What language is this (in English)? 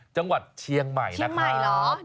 Thai